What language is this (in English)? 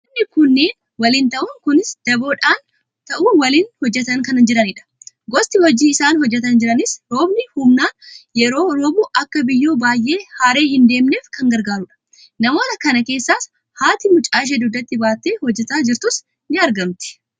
Oromo